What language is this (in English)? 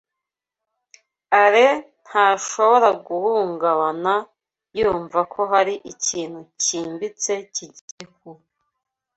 Kinyarwanda